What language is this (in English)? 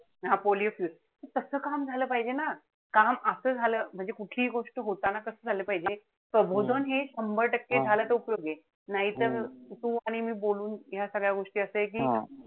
Marathi